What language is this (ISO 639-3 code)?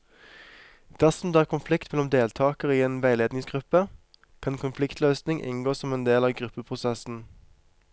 nor